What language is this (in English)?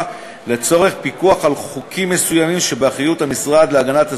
Hebrew